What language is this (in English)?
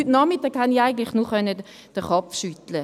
Swiss German